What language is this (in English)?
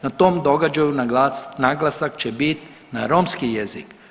Croatian